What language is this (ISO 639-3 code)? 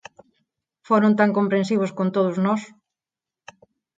glg